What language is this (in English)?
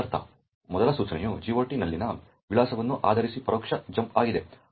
Kannada